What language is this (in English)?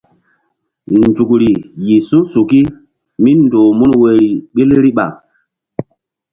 Mbum